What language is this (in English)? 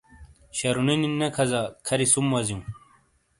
Shina